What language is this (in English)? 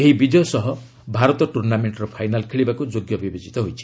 Odia